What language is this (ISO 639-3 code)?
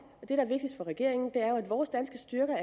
dan